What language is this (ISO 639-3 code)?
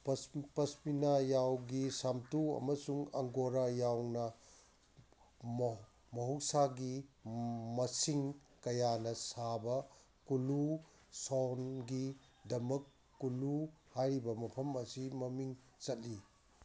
mni